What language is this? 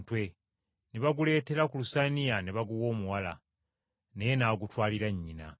Ganda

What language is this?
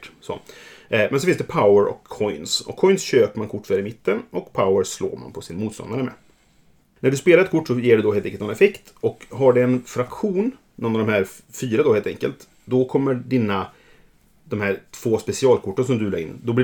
Swedish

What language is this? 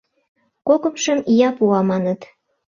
Mari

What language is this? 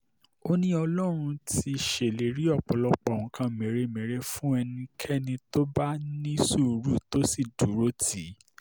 Yoruba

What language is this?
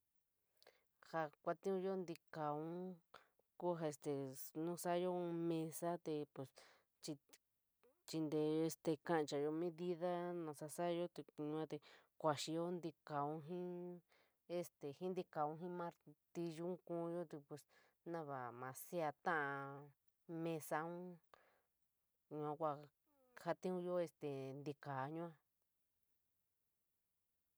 San Miguel El Grande Mixtec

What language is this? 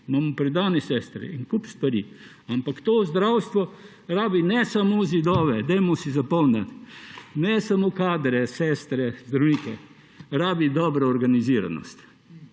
Slovenian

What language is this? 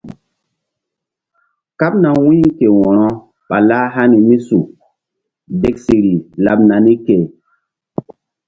Mbum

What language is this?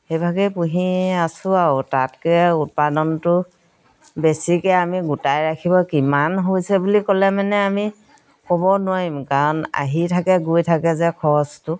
Assamese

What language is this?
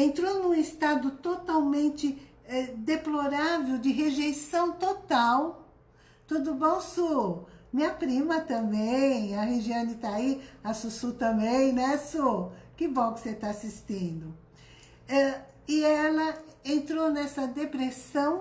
Portuguese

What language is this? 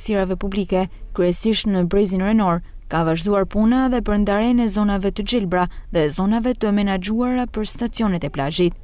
Romanian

